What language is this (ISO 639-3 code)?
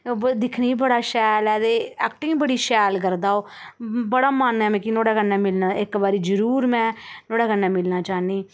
doi